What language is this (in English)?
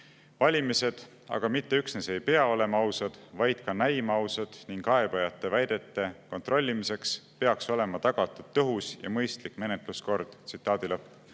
Estonian